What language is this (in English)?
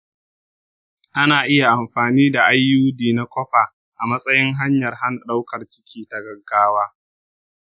Hausa